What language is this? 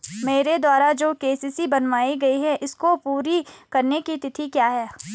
Hindi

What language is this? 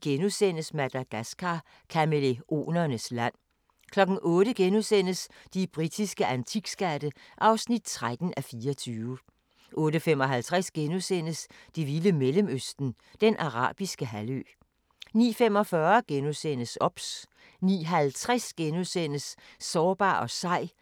Danish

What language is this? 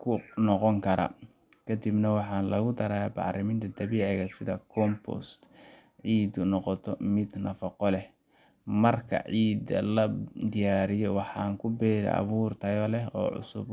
Somali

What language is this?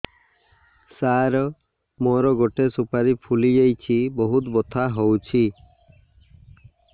Odia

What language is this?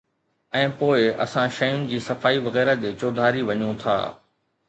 Sindhi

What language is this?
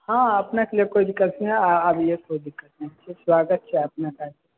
Maithili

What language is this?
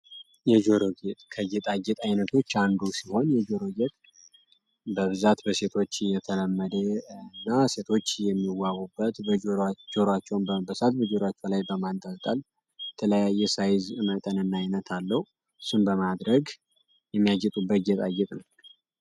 Amharic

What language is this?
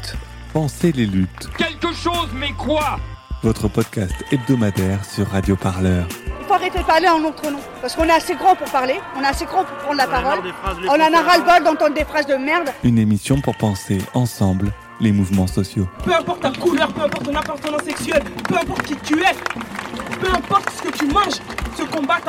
French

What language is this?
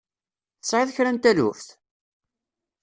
Kabyle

